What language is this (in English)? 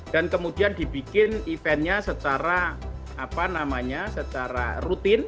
Indonesian